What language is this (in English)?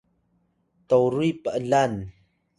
Atayal